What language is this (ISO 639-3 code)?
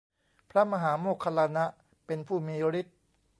tha